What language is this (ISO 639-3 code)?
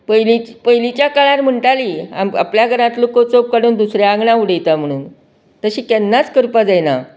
kok